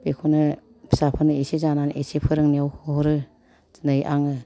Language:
Bodo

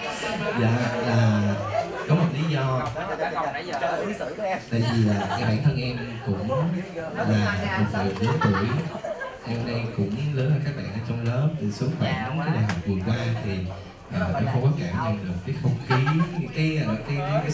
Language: Vietnamese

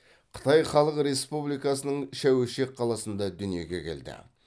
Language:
Kazakh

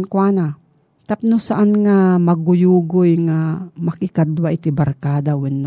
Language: Filipino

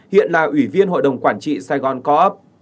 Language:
Vietnamese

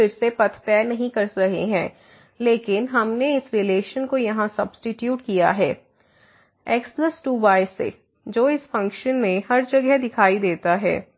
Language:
Hindi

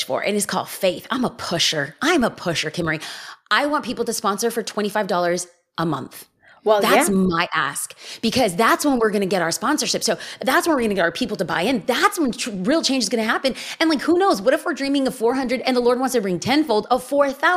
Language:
English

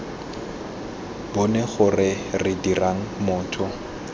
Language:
Tswana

